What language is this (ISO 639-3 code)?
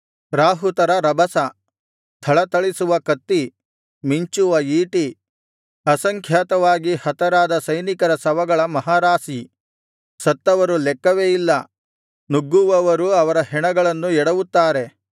kan